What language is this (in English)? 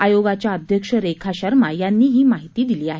Marathi